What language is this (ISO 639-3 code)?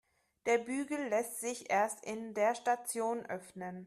deu